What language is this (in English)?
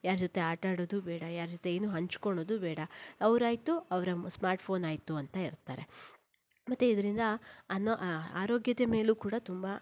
Kannada